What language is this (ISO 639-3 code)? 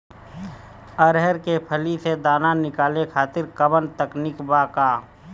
bho